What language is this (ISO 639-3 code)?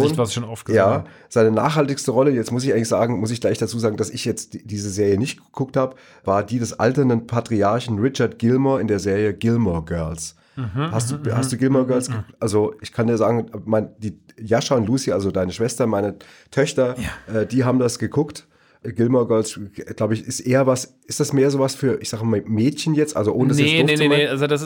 deu